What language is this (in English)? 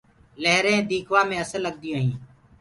Gurgula